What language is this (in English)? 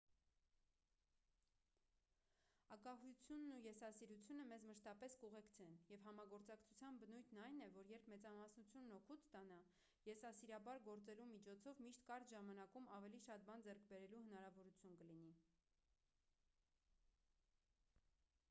Armenian